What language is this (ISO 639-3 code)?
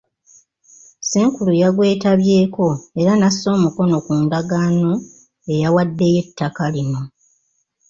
lug